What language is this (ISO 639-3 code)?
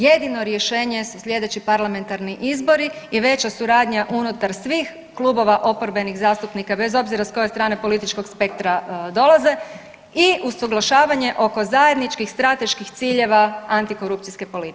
hrv